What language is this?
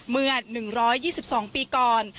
Thai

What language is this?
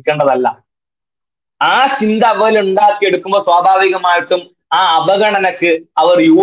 Malayalam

